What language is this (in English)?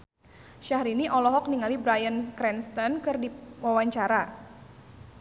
Sundanese